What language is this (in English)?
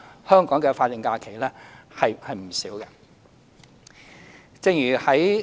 Cantonese